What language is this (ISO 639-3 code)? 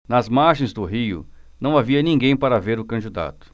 por